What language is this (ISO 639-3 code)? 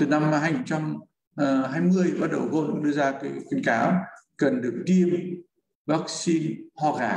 vie